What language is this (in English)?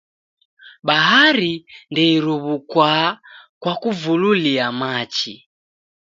Taita